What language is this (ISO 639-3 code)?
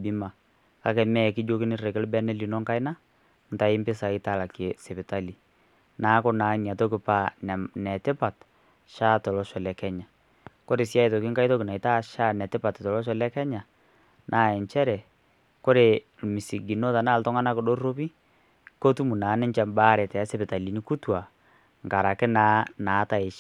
mas